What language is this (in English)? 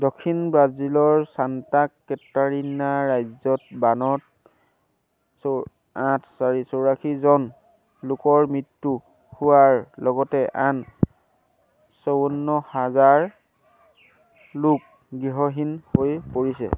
Assamese